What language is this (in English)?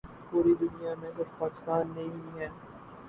Urdu